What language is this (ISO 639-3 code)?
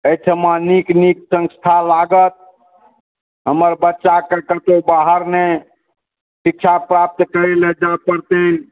mai